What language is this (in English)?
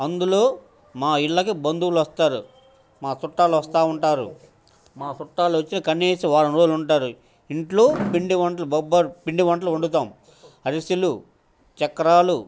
Telugu